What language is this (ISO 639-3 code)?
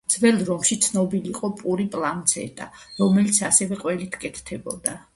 kat